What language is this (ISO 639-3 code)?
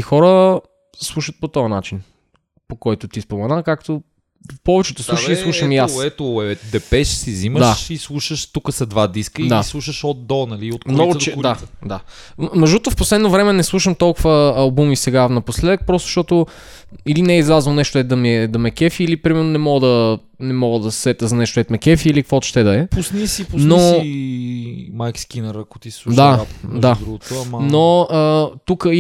bul